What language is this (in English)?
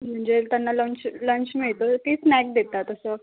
Marathi